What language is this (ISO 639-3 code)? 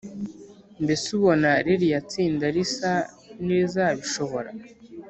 kin